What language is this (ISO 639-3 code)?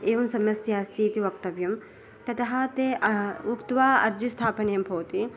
san